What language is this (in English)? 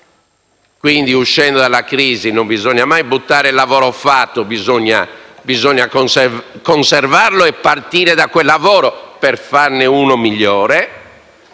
Italian